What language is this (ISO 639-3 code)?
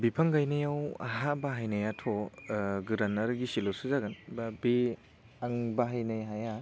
brx